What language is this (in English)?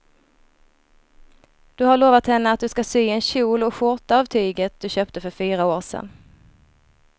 Swedish